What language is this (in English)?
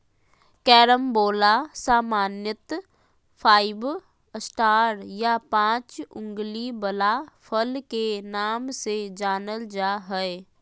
Magahi